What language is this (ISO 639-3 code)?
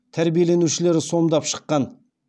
kaz